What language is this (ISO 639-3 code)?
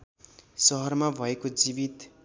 nep